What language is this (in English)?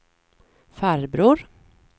Swedish